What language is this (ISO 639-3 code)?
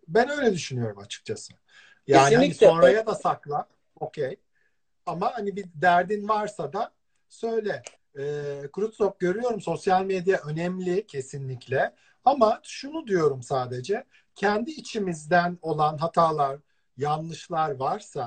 tur